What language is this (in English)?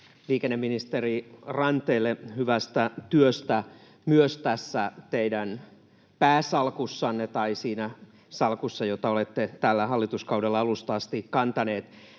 Finnish